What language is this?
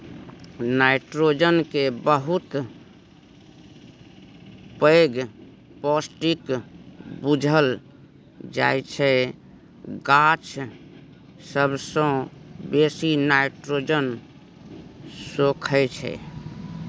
Maithili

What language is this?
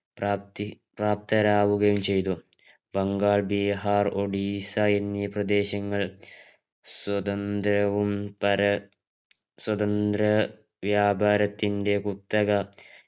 Malayalam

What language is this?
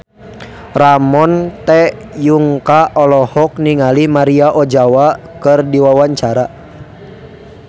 Sundanese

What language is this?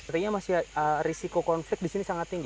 Indonesian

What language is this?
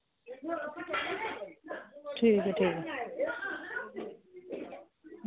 Dogri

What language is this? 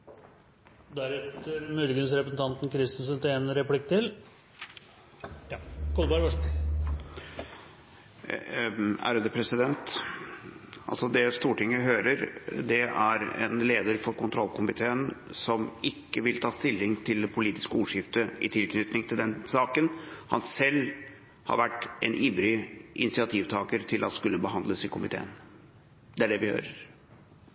Norwegian Bokmål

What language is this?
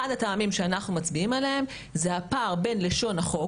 Hebrew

